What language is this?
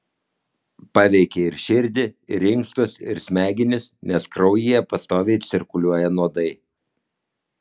Lithuanian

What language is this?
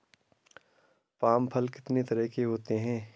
Hindi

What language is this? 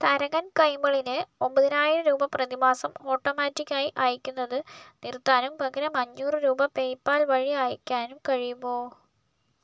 Malayalam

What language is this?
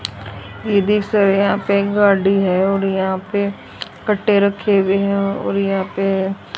Hindi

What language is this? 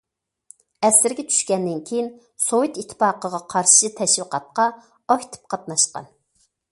Uyghur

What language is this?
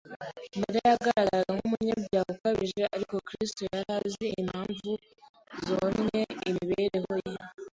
Kinyarwanda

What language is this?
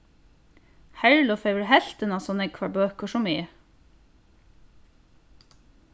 Faroese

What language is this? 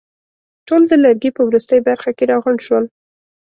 Pashto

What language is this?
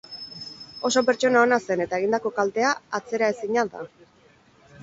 Basque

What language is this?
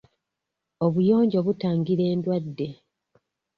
Ganda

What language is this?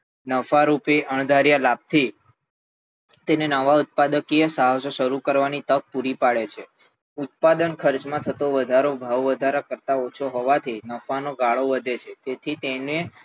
Gujarati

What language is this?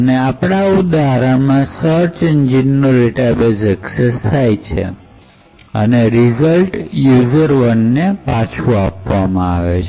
Gujarati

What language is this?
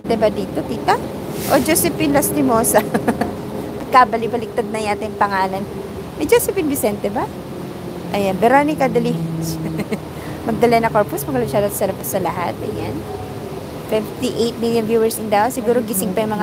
Filipino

